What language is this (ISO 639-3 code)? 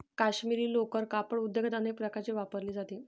mar